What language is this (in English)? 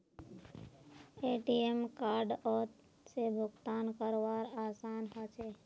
Magahi